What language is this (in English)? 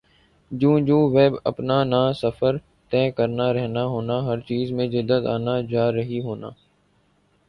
Urdu